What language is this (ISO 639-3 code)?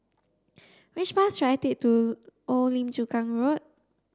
eng